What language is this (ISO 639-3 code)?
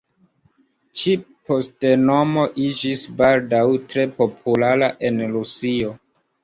epo